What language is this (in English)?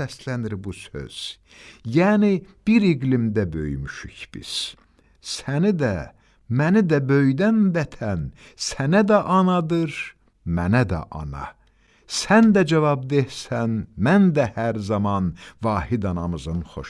Turkish